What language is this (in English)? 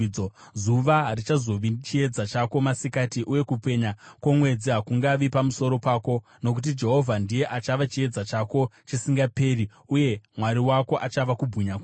Shona